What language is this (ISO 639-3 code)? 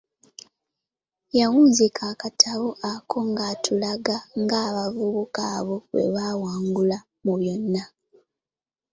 lug